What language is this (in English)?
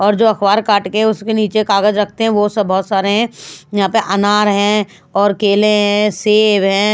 Hindi